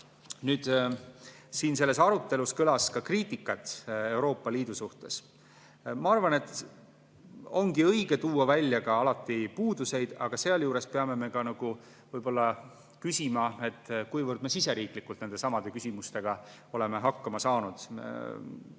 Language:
Estonian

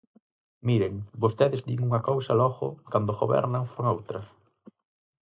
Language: Galician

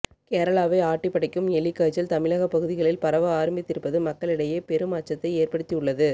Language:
Tamil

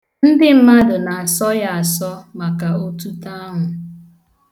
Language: Igbo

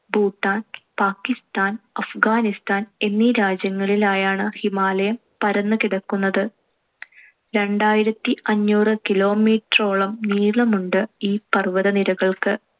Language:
Malayalam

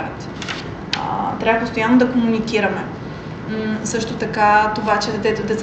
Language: Bulgarian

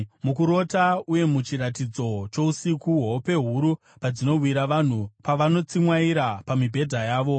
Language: Shona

